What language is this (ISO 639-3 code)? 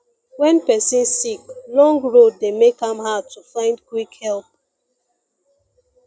pcm